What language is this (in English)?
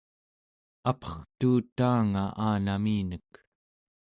Central Yupik